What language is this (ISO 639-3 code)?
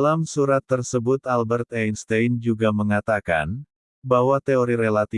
ind